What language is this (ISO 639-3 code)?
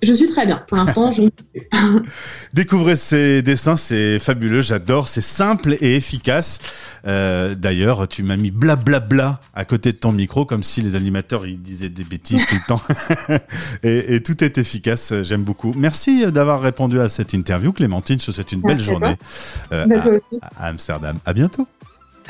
fra